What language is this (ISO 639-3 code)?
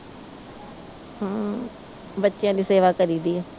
pan